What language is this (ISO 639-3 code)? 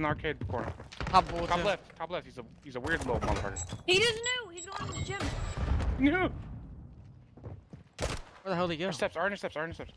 eng